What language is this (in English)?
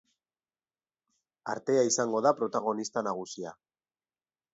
Basque